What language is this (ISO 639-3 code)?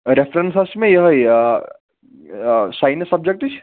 kas